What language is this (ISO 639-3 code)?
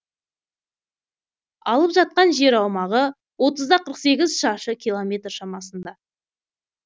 kaz